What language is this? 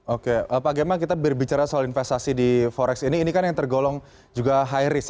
Indonesian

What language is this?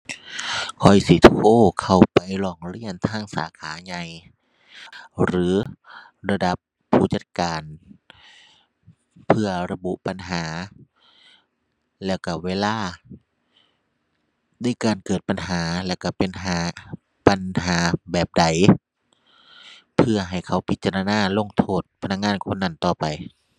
Thai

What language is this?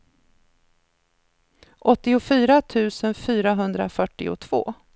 Swedish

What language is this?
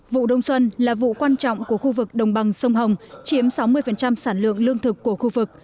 Vietnamese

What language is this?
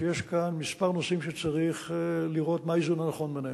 Hebrew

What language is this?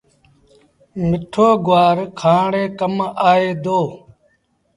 Sindhi Bhil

